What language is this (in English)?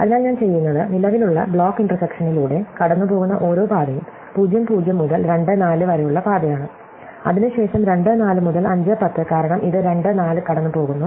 Malayalam